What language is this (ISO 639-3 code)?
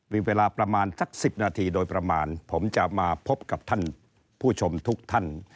tha